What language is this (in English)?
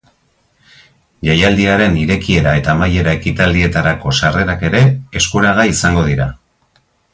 Basque